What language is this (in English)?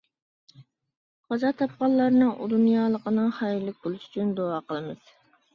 Uyghur